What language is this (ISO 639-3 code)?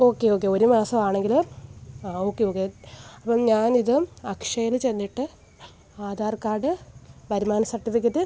mal